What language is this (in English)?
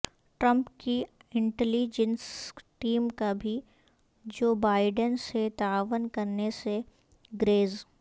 Urdu